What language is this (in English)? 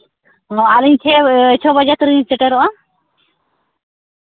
Santali